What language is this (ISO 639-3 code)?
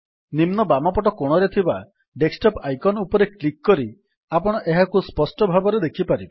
ori